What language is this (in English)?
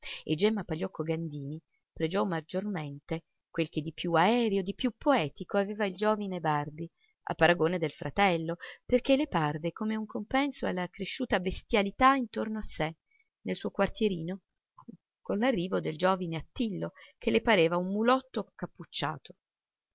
Italian